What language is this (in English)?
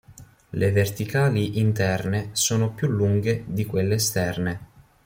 Italian